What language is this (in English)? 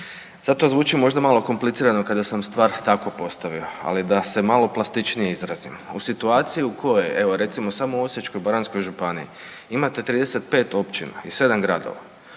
Croatian